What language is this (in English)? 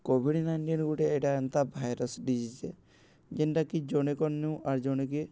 Odia